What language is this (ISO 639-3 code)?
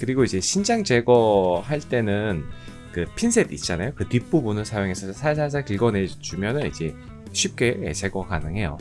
kor